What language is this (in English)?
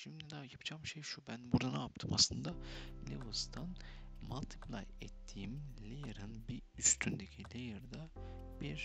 Turkish